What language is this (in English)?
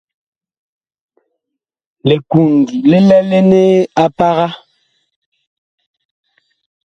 Bakoko